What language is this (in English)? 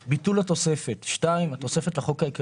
Hebrew